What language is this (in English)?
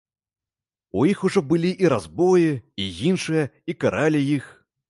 Belarusian